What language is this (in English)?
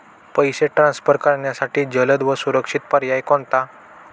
Marathi